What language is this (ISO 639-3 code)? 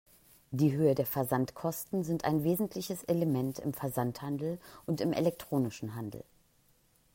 deu